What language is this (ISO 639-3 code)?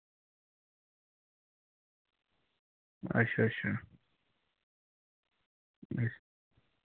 doi